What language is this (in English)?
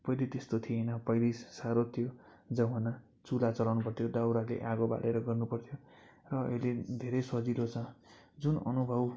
Nepali